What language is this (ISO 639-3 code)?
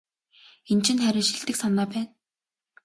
mon